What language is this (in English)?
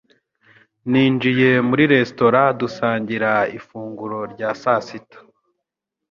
Kinyarwanda